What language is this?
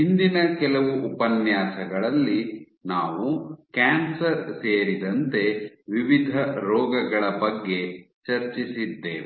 Kannada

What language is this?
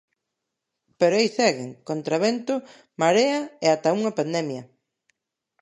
Galician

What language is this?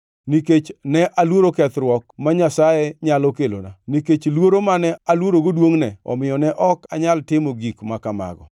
Luo (Kenya and Tanzania)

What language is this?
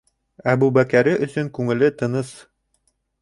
Bashkir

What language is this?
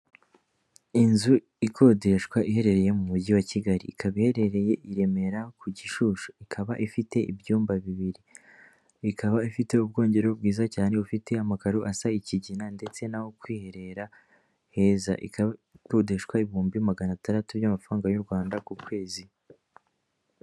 Kinyarwanda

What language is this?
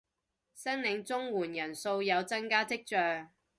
Cantonese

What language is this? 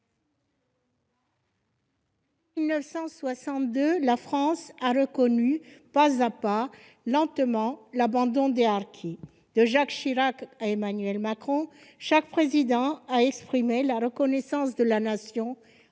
French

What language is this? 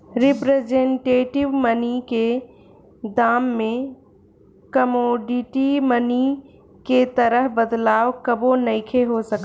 Bhojpuri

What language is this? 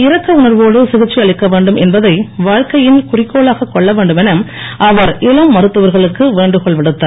Tamil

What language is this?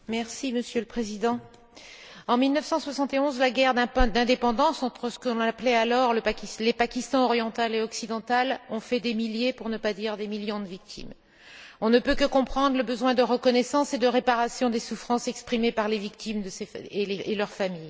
French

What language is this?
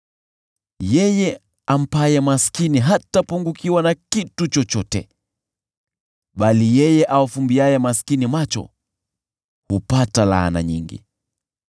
Swahili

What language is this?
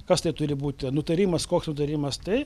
Lithuanian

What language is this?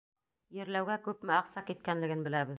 Bashkir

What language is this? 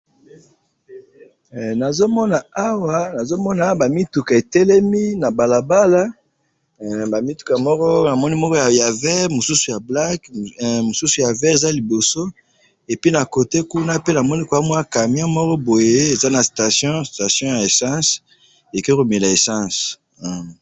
Lingala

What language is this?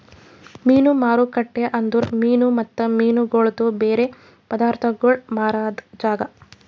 Kannada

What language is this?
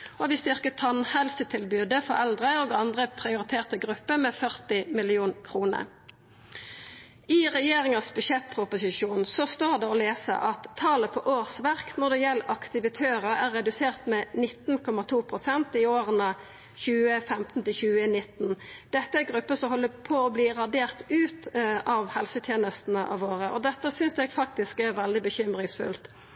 Norwegian Nynorsk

